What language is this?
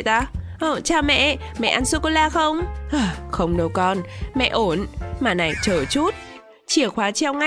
Vietnamese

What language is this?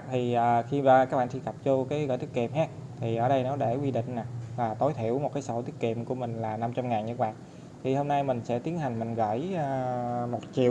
Vietnamese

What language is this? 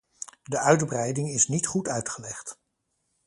Dutch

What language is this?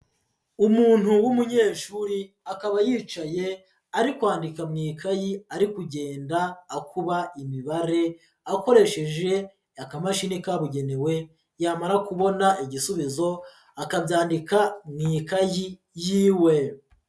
Kinyarwanda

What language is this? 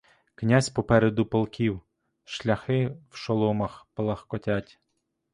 Ukrainian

